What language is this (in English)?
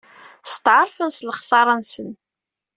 Kabyle